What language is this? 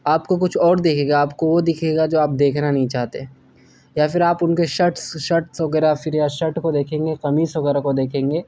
Urdu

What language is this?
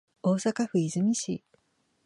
Japanese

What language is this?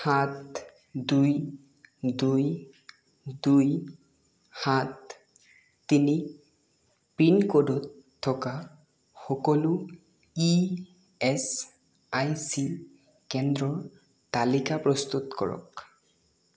Assamese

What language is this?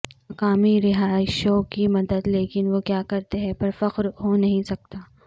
Urdu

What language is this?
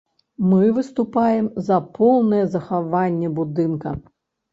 Belarusian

